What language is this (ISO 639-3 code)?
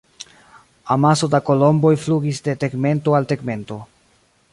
epo